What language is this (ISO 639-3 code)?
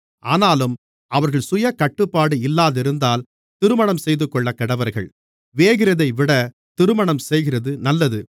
tam